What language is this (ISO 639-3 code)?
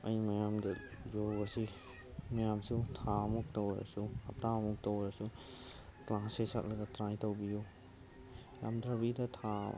mni